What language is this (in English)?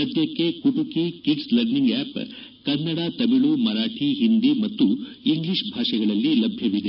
Kannada